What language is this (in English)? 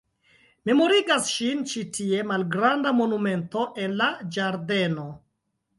Esperanto